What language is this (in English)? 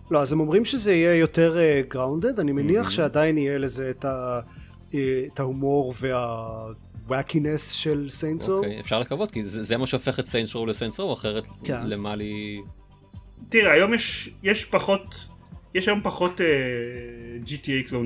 Hebrew